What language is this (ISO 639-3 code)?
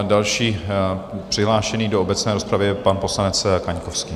ces